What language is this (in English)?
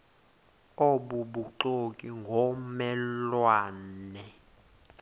Xhosa